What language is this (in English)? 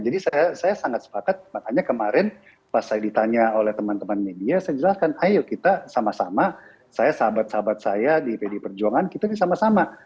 Indonesian